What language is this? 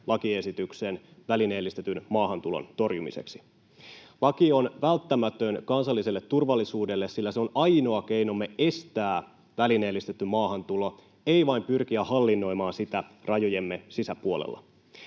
Finnish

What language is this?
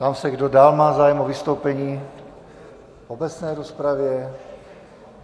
Czech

